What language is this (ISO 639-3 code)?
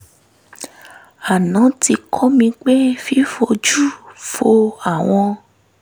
yor